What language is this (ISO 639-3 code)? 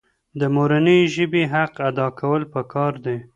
pus